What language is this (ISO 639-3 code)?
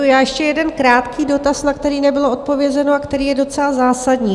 ces